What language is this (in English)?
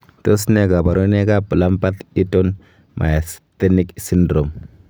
Kalenjin